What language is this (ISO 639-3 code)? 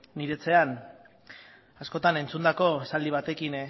eus